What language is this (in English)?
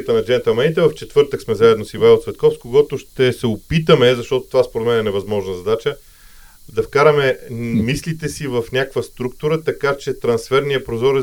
Bulgarian